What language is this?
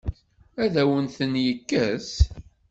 Kabyle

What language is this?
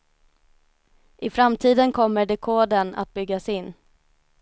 Swedish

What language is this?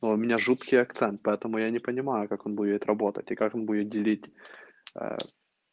Russian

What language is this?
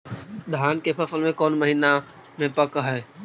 Magahi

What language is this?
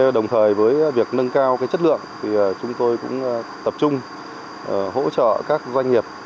Vietnamese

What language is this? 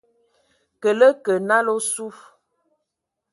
Ewondo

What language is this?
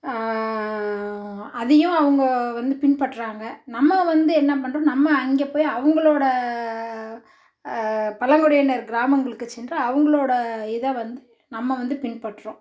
Tamil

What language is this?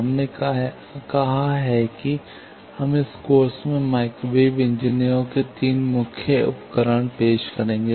Hindi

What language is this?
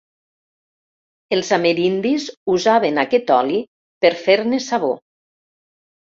Catalan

